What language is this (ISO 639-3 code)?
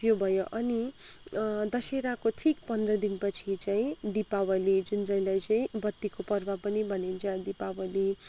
nep